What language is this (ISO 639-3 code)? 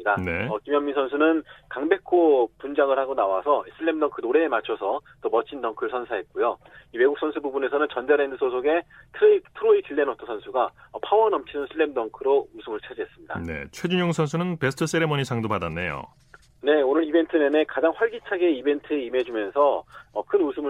kor